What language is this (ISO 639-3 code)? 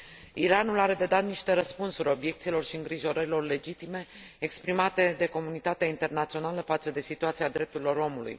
ron